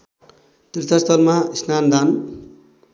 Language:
Nepali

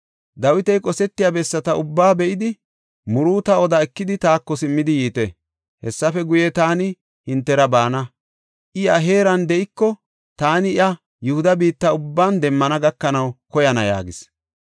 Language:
Gofa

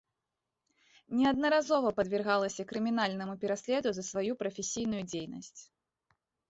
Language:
Belarusian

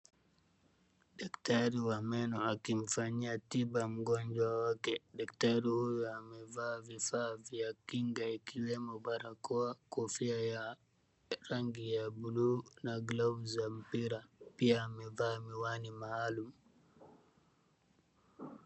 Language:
Swahili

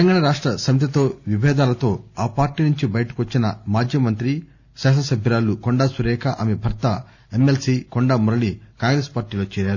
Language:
Telugu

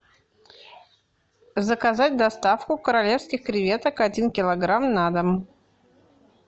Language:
Russian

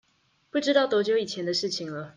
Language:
Chinese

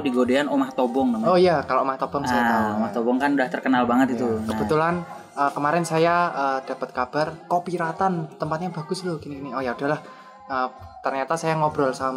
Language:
Indonesian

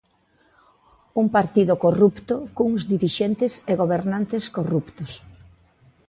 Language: Galician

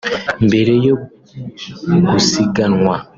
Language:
Kinyarwanda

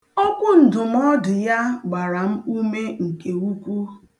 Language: Igbo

